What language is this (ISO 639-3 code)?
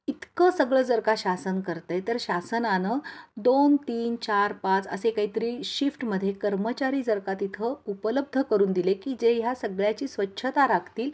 mar